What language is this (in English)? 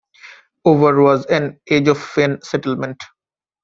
English